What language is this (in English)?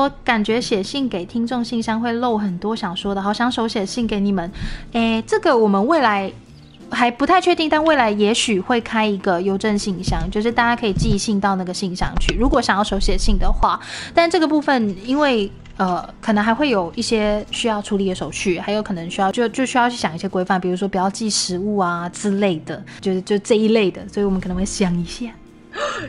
Chinese